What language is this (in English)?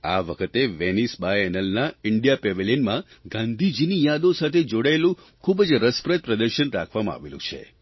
Gujarati